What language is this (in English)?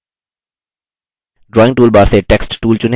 Hindi